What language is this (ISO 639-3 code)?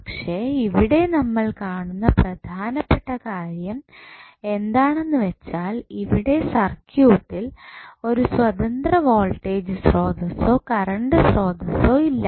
mal